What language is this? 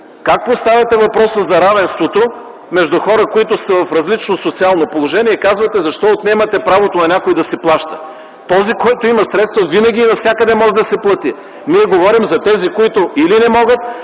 Bulgarian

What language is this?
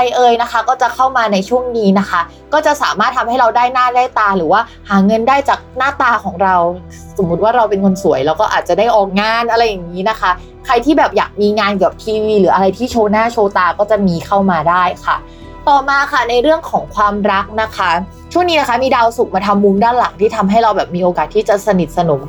Thai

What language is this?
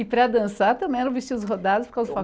Portuguese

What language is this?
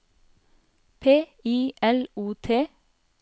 Norwegian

